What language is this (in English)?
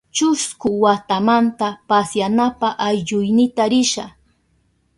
Southern Pastaza Quechua